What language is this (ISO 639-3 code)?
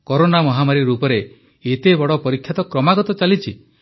ori